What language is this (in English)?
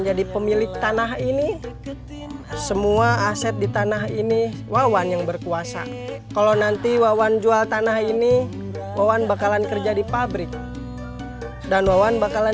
Indonesian